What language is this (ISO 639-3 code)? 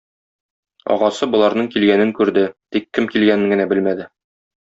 tat